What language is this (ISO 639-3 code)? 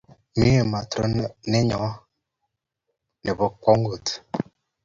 kln